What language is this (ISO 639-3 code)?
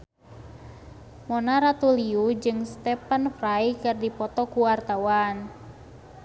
sun